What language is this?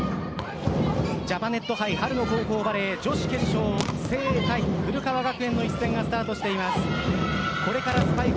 Japanese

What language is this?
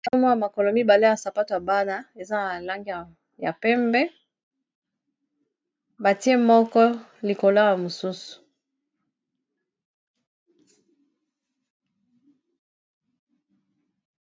Lingala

